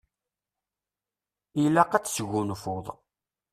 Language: Kabyle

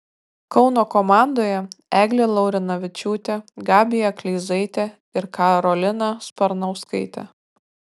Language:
Lithuanian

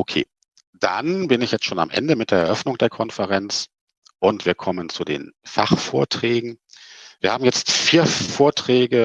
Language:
German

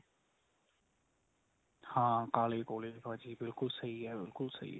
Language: Punjabi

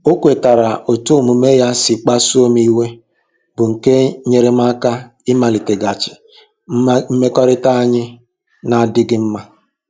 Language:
Igbo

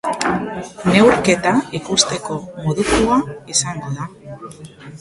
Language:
Basque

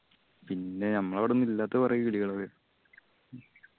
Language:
Malayalam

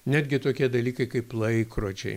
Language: Lithuanian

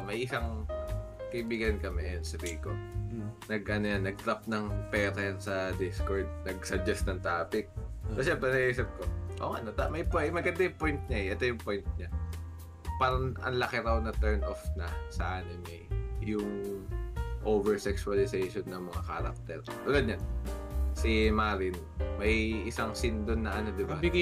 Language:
Filipino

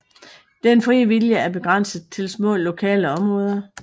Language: Danish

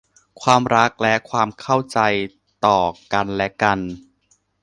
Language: Thai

